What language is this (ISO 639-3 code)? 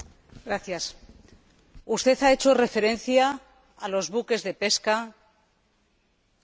spa